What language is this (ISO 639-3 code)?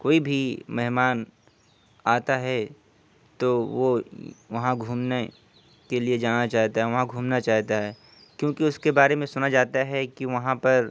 urd